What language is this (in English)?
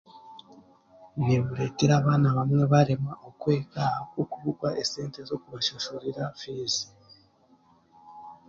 Chiga